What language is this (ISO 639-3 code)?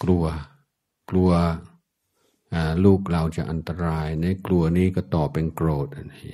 tha